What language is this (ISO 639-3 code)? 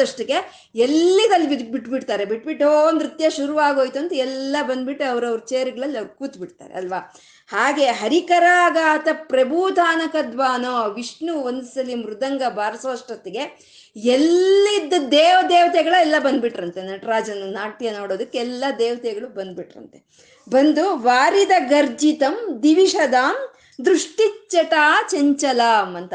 kan